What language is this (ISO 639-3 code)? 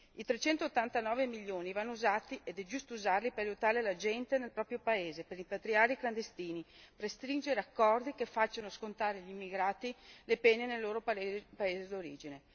ita